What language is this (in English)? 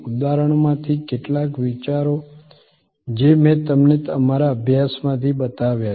Gujarati